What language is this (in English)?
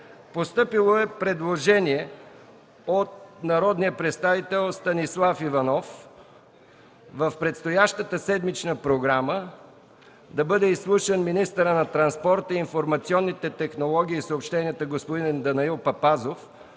Bulgarian